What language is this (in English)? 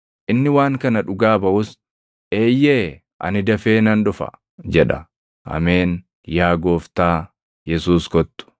Oromo